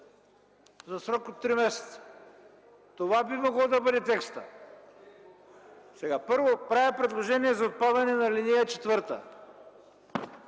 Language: Bulgarian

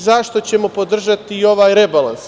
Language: Serbian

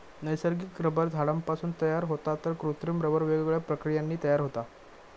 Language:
Marathi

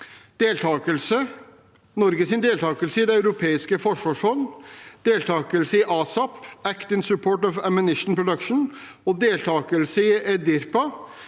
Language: Norwegian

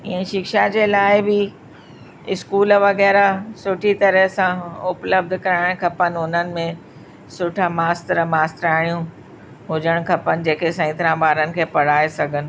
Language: Sindhi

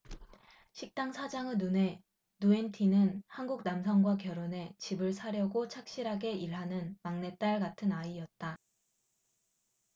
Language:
Korean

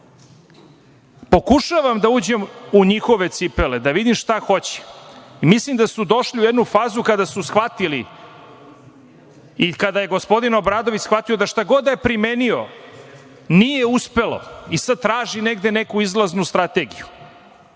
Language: Serbian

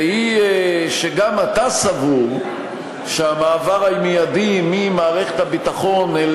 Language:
Hebrew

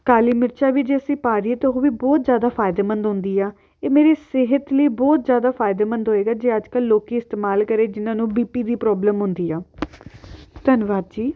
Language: Punjabi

